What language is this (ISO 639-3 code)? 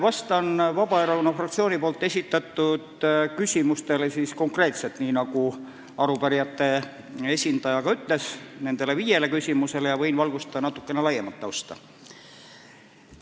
est